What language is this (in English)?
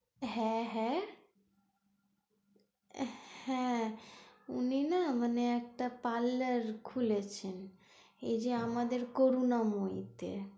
Bangla